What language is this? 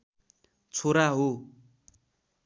Nepali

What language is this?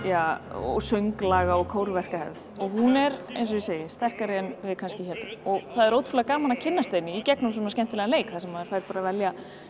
Icelandic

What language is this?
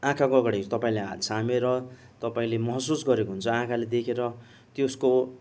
Nepali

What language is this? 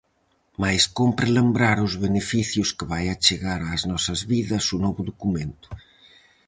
Galician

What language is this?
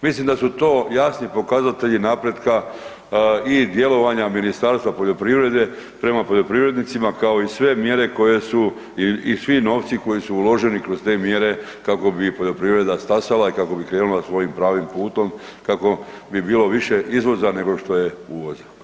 Croatian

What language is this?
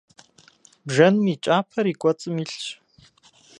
Kabardian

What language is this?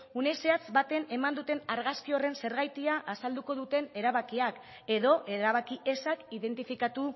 Basque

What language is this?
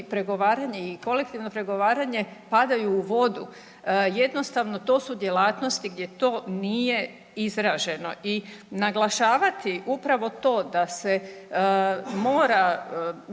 Croatian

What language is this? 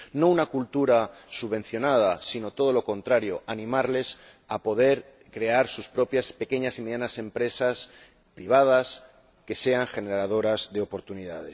Spanish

